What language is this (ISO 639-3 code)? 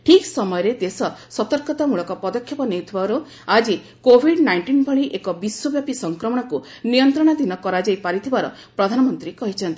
ori